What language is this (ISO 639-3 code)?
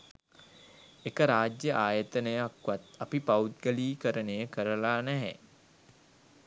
sin